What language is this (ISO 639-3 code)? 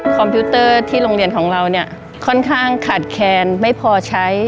tha